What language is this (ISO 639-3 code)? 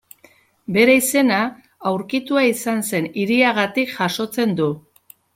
eus